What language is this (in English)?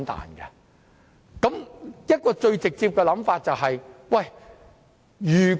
Cantonese